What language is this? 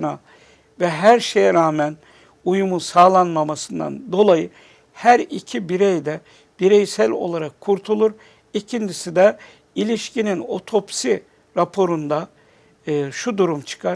Turkish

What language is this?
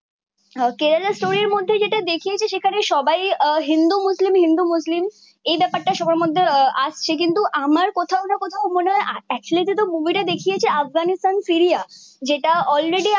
Bangla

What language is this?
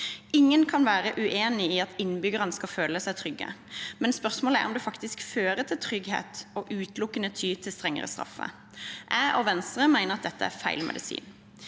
Norwegian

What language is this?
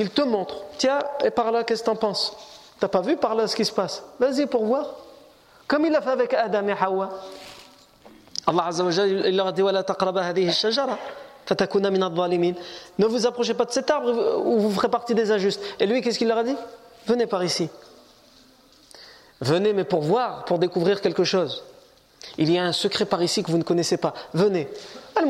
French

